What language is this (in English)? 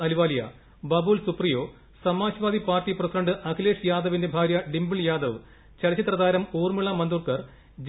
Malayalam